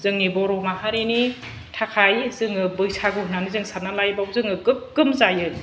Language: Bodo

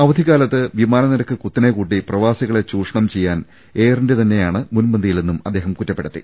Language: Malayalam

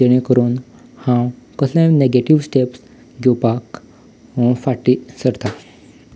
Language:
Konkani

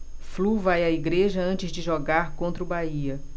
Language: Portuguese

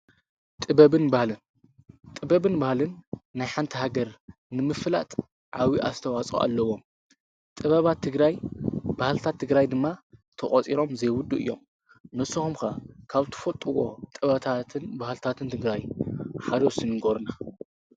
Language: Tigrinya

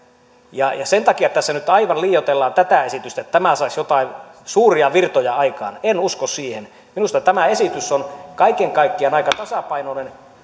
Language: Finnish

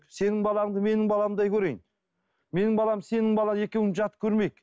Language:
Kazakh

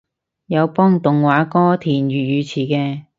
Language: Cantonese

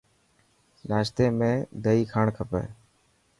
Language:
Dhatki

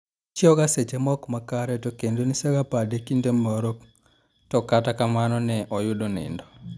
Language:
Luo (Kenya and Tanzania)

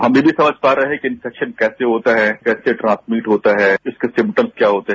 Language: Hindi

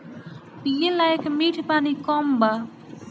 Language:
Bhojpuri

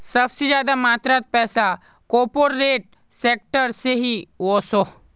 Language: Magahi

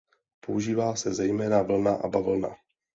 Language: Czech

